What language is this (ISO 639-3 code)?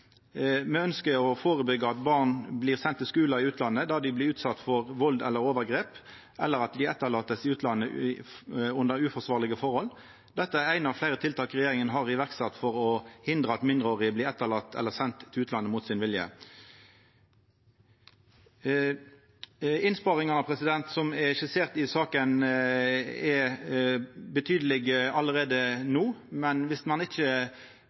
nno